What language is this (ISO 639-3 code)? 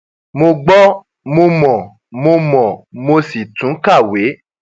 yor